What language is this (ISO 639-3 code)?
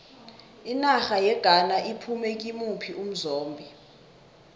nbl